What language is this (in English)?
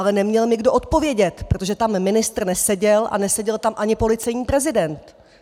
Czech